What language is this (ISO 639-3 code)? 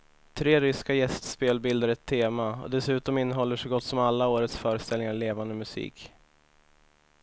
swe